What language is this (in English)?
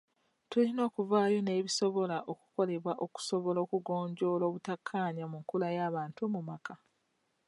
Ganda